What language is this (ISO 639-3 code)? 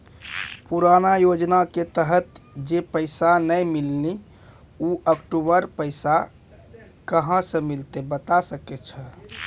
mai